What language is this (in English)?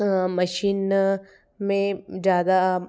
Hindi